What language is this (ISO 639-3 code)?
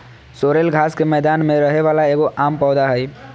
mag